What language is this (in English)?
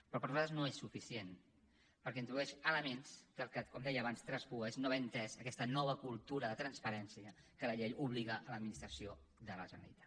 Catalan